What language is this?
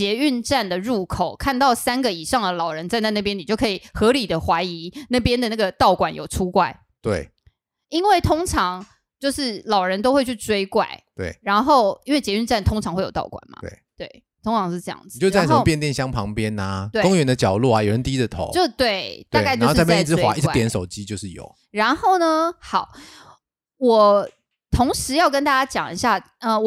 Chinese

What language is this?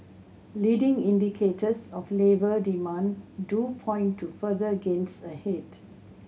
English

